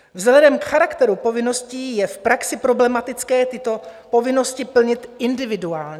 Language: Czech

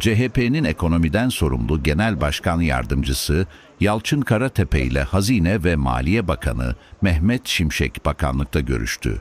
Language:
Turkish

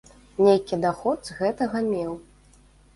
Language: Belarusian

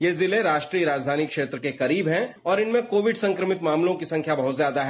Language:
Hindi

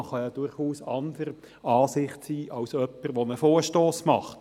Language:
Swiss German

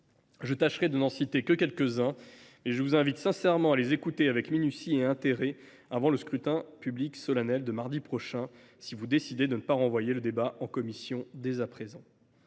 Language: French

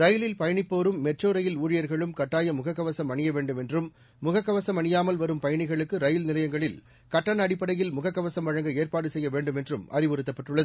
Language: Tamil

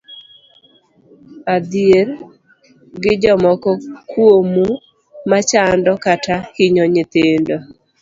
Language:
Luo (Kenya and Tanzania)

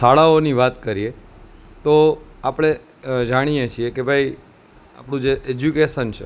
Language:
Gujarati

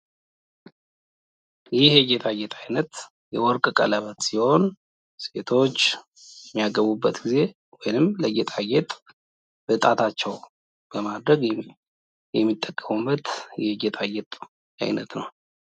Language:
Amharic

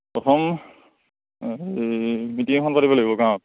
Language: Assamese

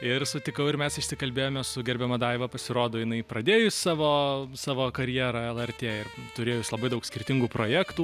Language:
Lithuanian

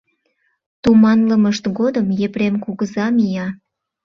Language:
Mari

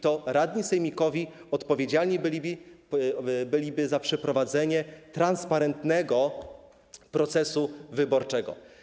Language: Polish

